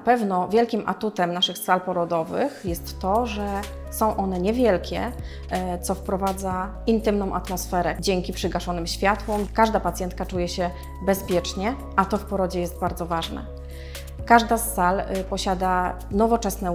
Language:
Polish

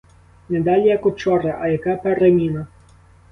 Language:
Ukrainian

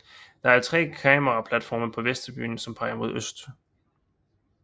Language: Danish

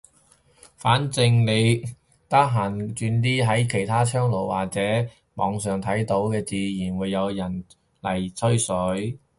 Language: Cantonese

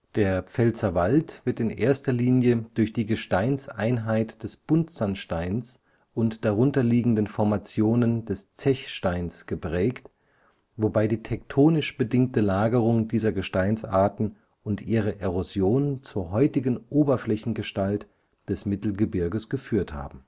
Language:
German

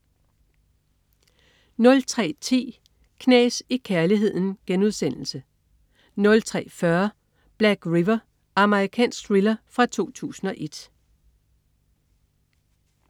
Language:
Danish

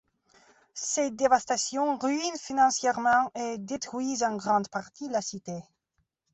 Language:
French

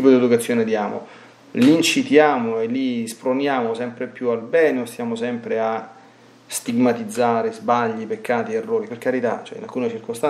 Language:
Italian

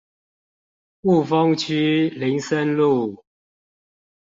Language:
Chinese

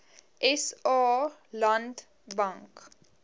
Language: Afrikaans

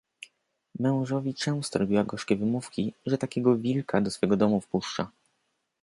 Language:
Polish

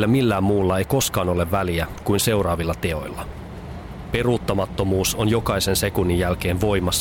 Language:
Finnish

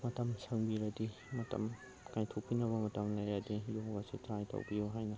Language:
Manipuri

